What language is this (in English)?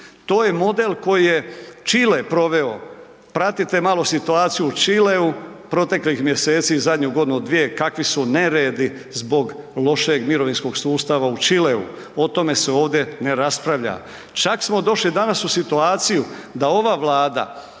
Croatian